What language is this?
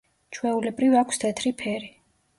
Georgian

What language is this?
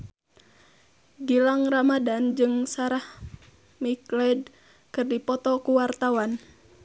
Sundanese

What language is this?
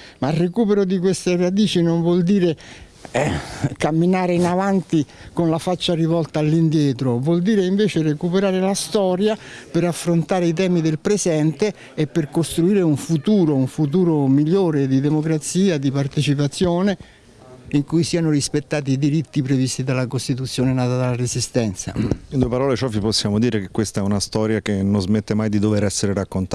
Italian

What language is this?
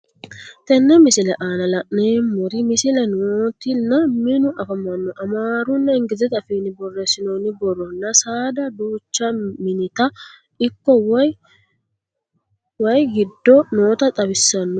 Sidamo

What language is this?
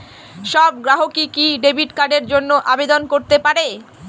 Bangla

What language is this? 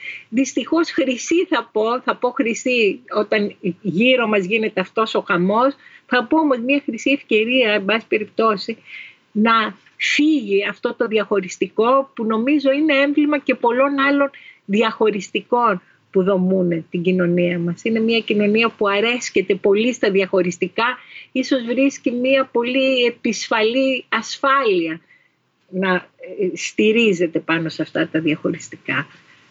Greek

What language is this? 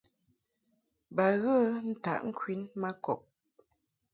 Mungaka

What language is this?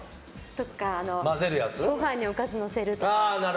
Japanese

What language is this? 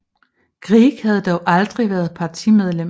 Danish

